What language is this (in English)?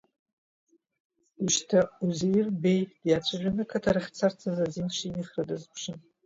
Abkhazian